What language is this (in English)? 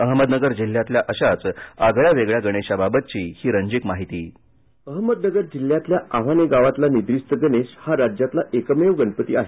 Marathi